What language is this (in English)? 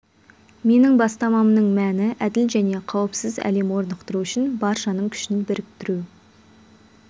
Kazakh